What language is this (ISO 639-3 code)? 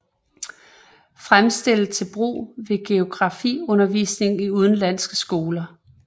dan